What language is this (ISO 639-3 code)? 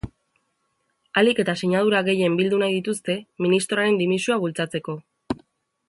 eus